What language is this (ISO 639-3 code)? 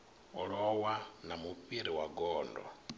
ven